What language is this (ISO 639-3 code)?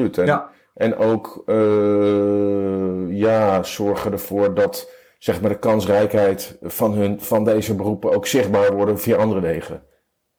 nld